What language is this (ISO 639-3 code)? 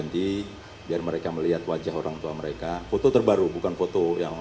ind